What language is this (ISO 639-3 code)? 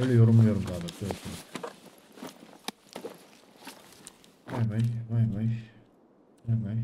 tur